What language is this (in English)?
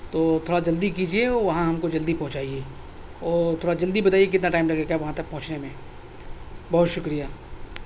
Urdu